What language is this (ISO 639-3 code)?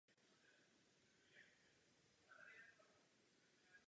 ces